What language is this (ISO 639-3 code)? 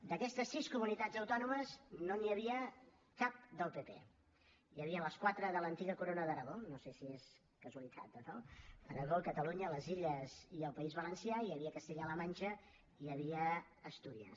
cat